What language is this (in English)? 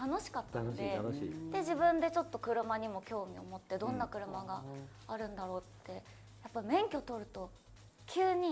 Japanese